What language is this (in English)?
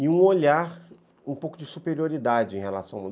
Portuguese